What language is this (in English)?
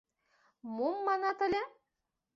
Mari